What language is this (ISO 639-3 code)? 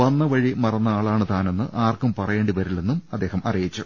mal